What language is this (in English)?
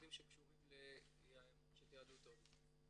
Hebrew